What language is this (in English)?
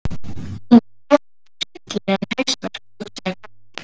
Icelandic